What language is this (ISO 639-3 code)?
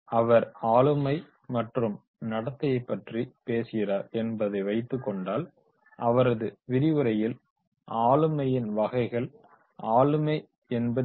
tam